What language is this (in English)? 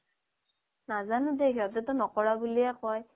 Assamese